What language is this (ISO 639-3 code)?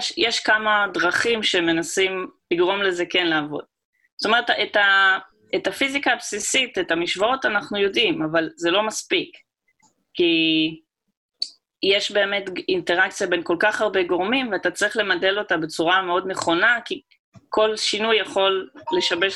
heb